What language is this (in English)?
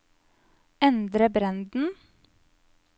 Norwegian